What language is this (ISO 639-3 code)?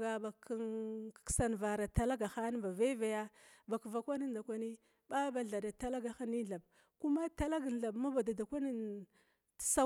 glw